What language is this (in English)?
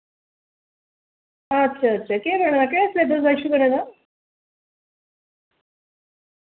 Dogri